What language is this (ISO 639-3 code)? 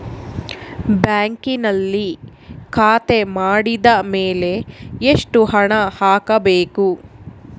kan